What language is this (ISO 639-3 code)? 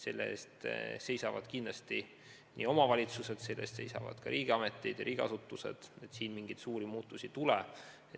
est